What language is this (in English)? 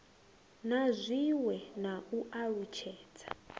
Venda